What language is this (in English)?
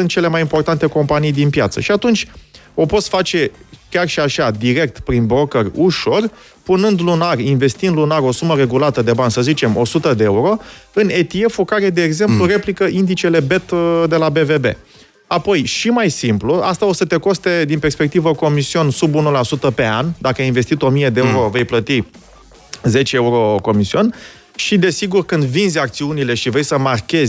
Romanian